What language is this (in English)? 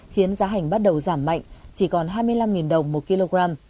Vietnamese